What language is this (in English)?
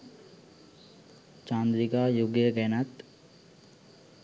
Sinhala